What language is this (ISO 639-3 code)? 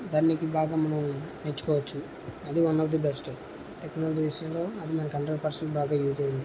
tel